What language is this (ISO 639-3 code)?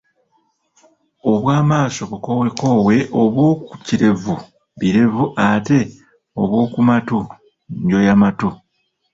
lug